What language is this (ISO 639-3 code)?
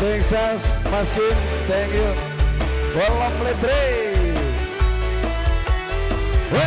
ind